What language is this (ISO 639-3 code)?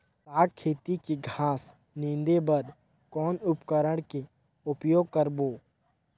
hne